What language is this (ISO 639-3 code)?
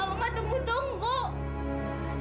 ind